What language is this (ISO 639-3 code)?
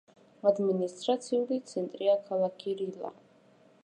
kat